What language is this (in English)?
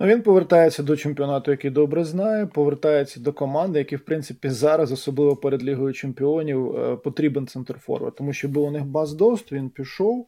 Ukrainian